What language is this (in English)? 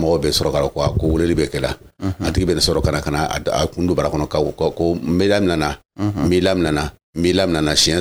French